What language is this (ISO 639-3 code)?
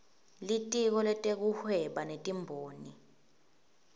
ssw